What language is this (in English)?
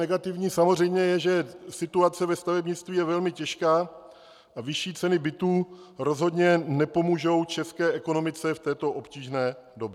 Czech